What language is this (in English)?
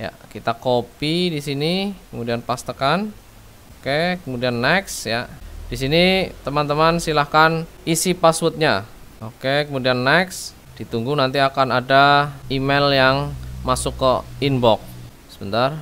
Indonesian